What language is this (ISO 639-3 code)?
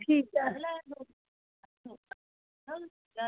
doi